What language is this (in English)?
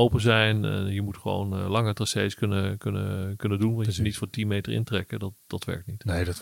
Dutch